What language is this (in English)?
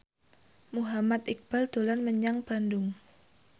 Javanese